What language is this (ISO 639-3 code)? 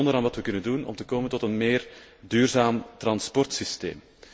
nld